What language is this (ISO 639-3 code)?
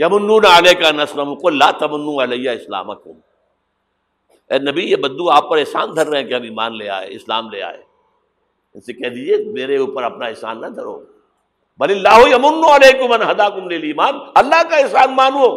urd